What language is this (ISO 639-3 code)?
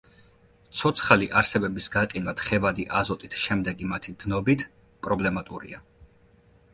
kat